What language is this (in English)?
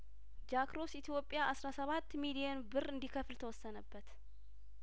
Amharic